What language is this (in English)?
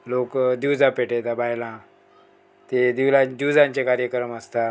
Konkani